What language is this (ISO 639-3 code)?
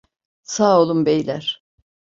tur